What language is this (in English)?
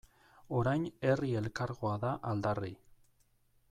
Basque